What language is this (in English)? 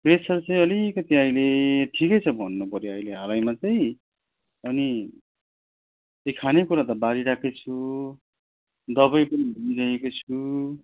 Nepali